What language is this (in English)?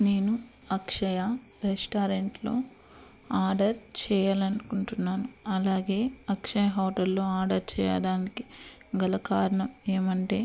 Telugu